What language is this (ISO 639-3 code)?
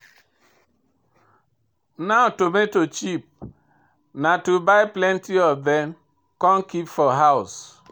pcm